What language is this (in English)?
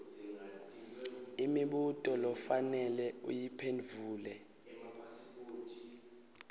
Swati